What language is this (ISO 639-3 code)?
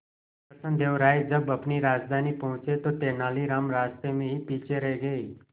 hin